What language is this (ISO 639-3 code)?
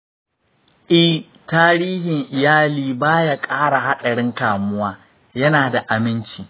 hau